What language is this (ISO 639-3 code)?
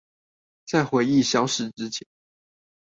zho